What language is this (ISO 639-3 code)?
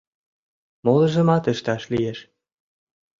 chm